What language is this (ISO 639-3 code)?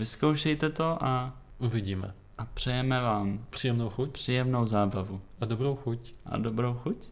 ces